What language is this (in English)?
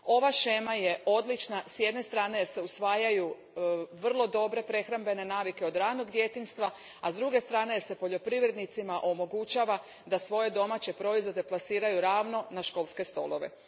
Croatian